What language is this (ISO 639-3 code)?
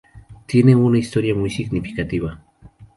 spa